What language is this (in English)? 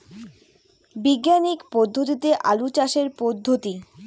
Bangla